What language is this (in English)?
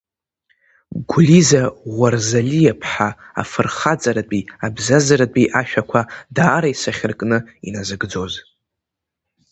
Abkhazian